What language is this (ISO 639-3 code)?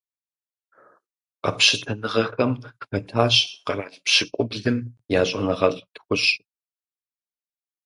kbd